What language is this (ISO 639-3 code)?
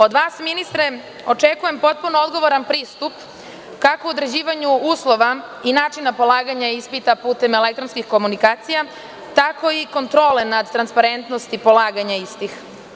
srp